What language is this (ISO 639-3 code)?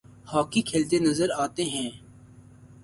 urd